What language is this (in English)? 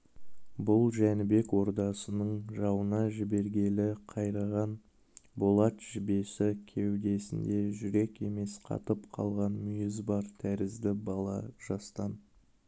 Kazakh